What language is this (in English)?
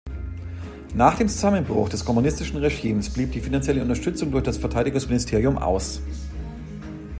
German